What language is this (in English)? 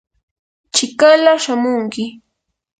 Yanahuanca Pasco Quechua